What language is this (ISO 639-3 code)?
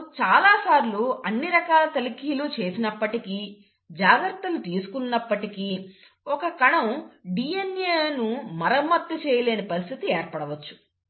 tel